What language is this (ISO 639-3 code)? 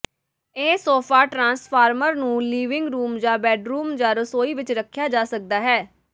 pan